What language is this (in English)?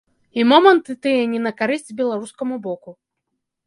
Belarusian